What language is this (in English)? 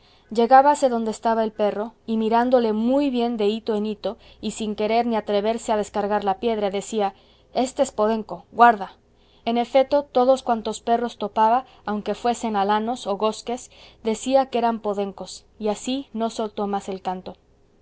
Spanish